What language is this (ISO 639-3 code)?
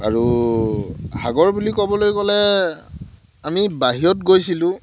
asm